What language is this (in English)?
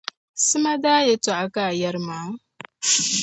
Dagbani